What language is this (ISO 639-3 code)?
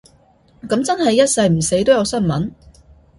yue